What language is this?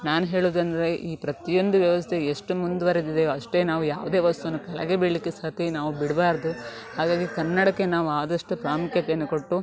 Kannada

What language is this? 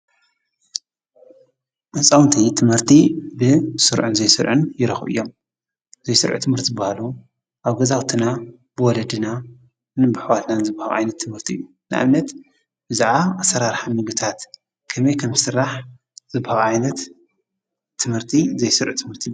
Tigrinya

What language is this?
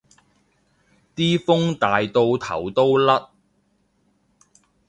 Cantonese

